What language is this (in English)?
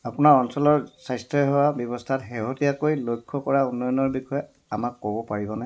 Assamese